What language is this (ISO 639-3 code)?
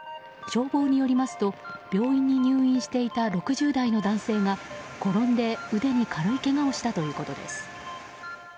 jpn